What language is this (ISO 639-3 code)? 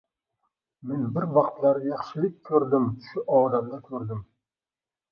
uzb